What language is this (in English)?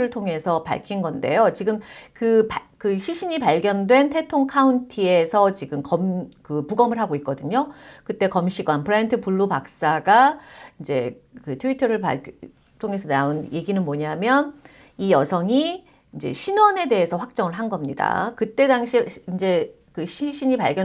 Korean